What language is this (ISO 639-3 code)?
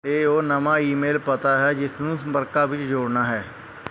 pan